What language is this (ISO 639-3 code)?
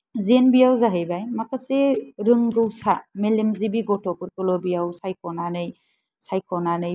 brx